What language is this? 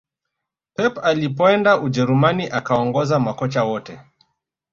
Swahili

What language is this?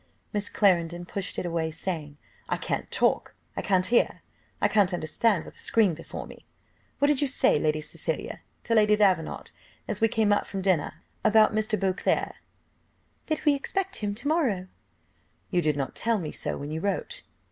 English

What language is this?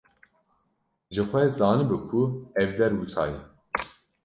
Kurdish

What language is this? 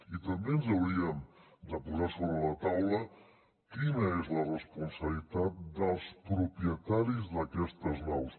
Catalan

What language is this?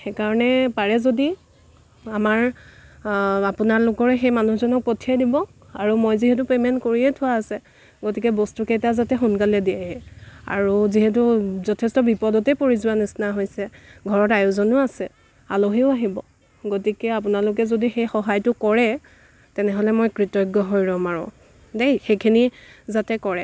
Assamese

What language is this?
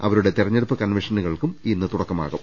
Malayalam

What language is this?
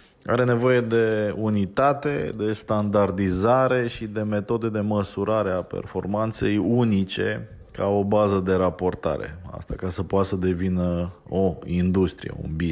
Romanian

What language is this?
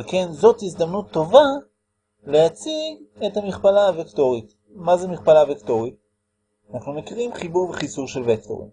Hebrew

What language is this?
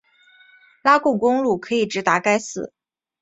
Chinese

